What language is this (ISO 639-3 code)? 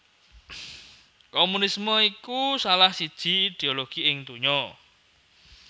jav